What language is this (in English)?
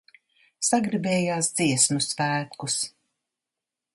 Latvian